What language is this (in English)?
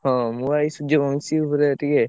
Odia